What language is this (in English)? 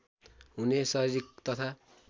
Nepali